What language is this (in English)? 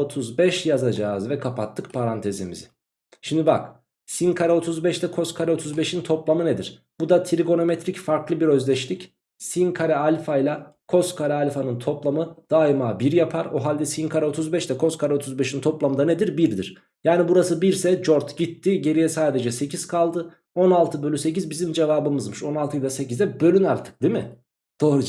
Turkish